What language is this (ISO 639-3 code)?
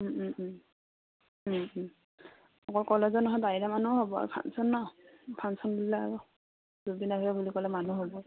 asm